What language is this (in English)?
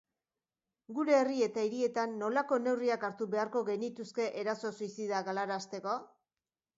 Basque